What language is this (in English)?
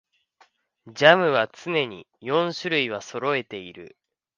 Japanese